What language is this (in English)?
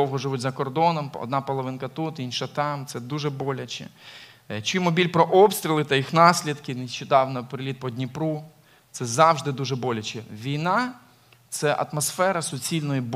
Ukrainian